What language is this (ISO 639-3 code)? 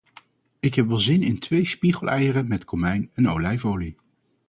nld